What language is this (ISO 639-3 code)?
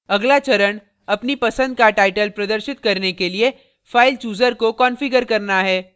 hin